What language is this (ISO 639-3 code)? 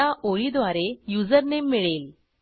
mar